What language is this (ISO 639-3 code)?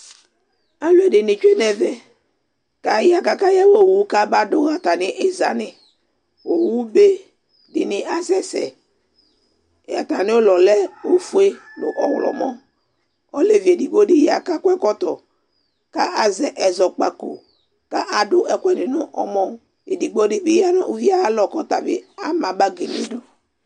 kpo